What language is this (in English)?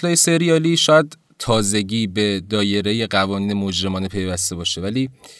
Persian